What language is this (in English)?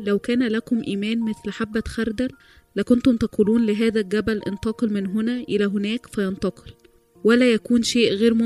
Arabic